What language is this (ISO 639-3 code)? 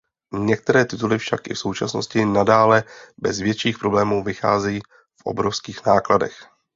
ces